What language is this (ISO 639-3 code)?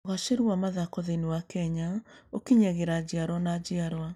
kik